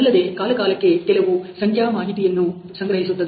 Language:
Kannada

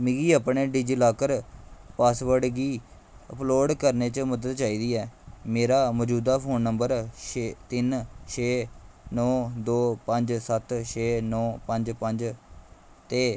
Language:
Dogri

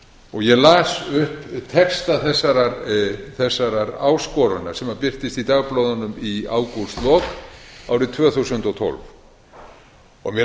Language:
Icelandic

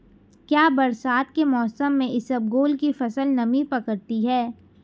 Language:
Hindi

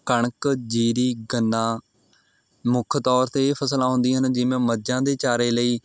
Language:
Punjabi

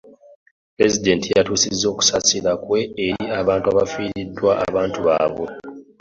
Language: Ganda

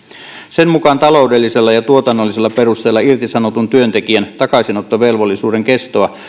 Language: Finnish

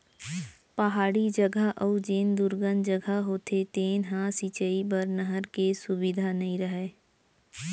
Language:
Chhattisgarhi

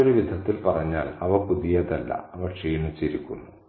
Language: Malayalam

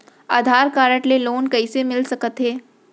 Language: Chhattisgarhi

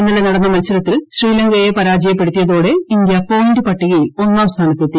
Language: Malayalam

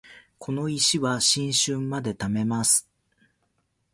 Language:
Japanese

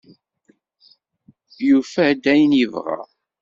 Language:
Kabyle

